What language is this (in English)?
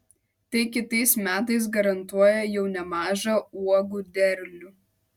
Lithuanian